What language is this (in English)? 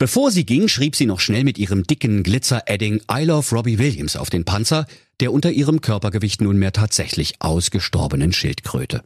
German